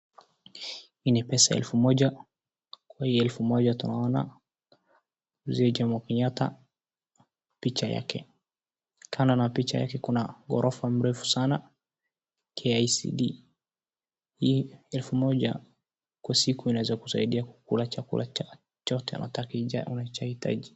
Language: Swahili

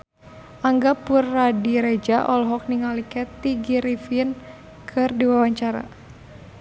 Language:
Sundanese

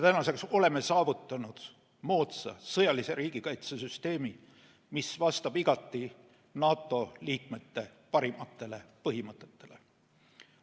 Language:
Estonian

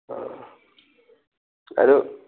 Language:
Manipuri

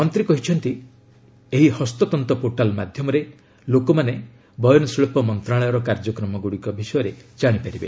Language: Odia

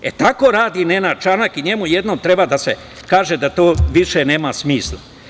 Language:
Serbian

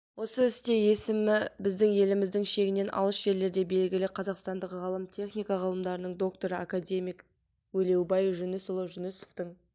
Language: Kazakh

